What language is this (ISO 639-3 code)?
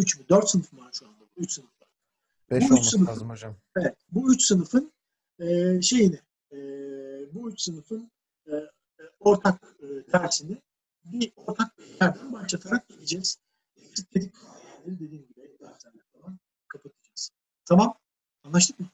tur